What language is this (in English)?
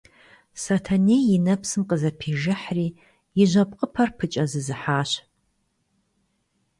Kabardian